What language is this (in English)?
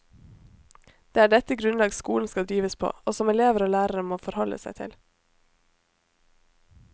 Norwegian